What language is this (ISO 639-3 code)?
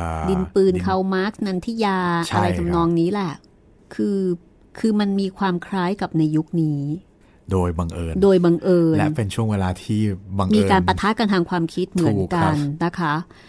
tha